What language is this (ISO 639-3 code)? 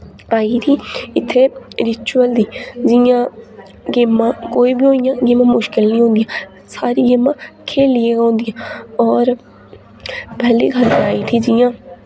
doi